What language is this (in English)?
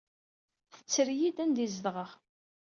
Kabyle